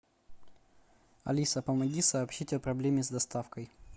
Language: Russian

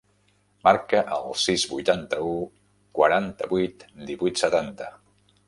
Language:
Catalan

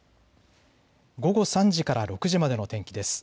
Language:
Japanese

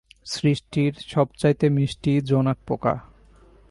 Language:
Bangla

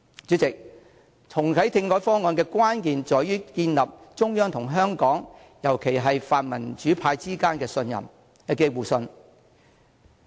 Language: Cantonese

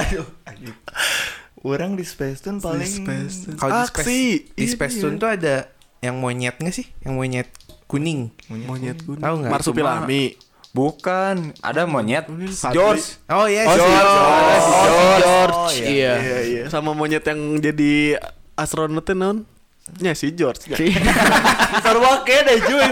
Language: Indonesian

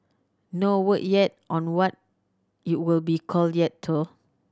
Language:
English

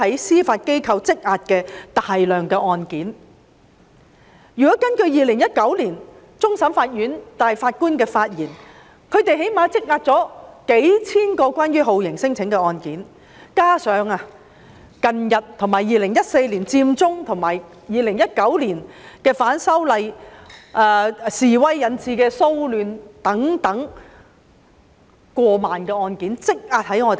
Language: Cantonese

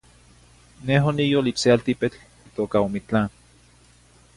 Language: Zacatlán-Ahuacatlán-Tepetzintla Nahuatl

